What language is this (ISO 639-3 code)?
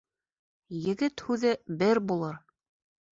bak